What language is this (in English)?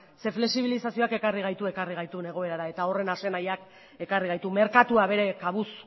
Basque